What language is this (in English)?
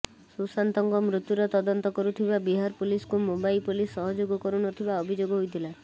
Odia